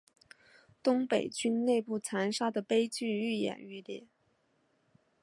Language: Chinese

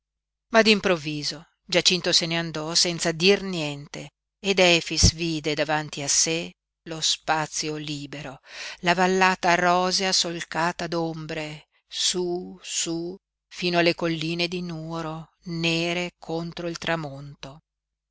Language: Italian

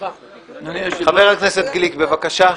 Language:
Hebrew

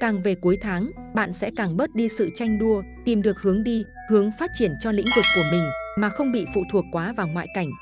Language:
Vietnamese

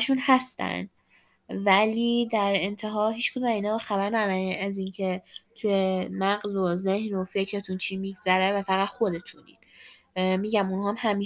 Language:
Persian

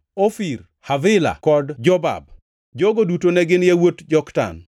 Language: Luo (Kenya and Tanzania)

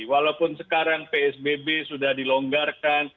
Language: Indonesian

